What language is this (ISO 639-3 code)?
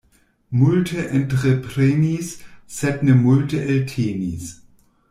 epo